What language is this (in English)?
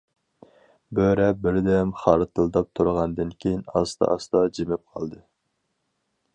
Uyghur